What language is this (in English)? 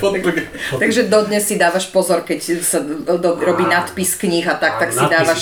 Slovak